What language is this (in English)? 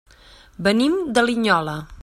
Catalan